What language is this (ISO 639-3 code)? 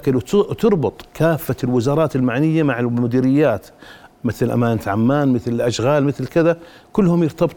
ara